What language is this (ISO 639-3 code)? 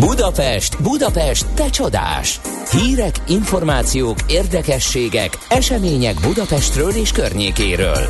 hun